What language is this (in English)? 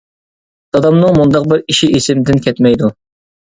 Uyghur